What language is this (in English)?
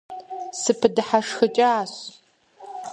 Kabardian